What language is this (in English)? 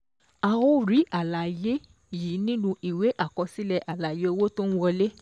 Yoruba